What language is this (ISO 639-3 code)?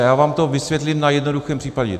ces